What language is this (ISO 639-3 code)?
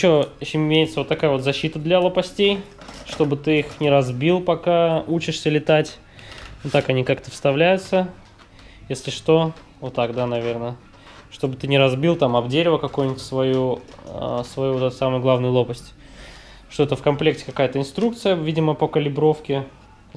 rus